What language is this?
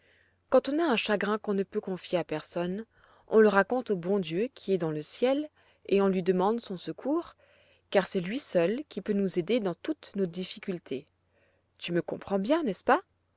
French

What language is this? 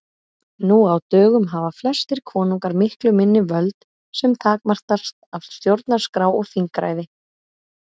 Icelandic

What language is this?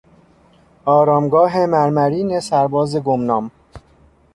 Persian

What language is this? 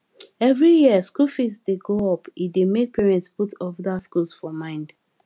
Nigerian Pidgin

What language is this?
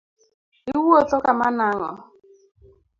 Luo (Kenya and Tanzania)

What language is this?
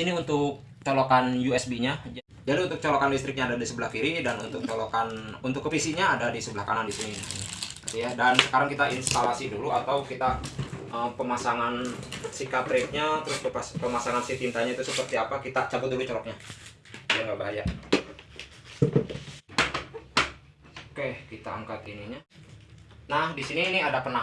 Indonesian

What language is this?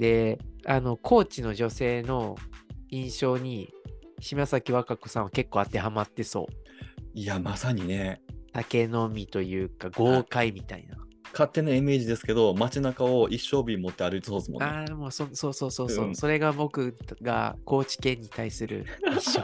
Japanese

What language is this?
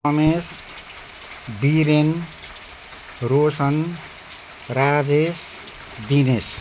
Nepali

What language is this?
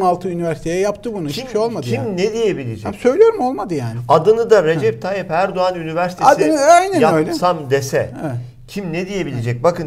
Turkish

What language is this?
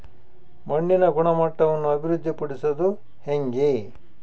Kannada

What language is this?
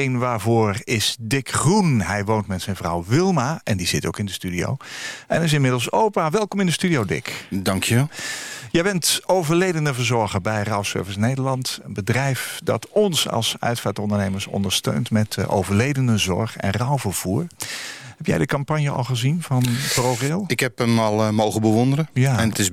Dutch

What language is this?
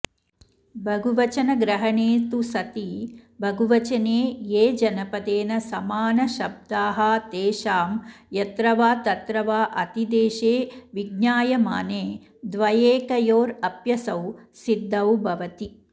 Sanskrit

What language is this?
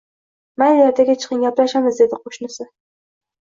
Uzbek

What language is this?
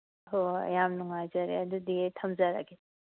Manipuri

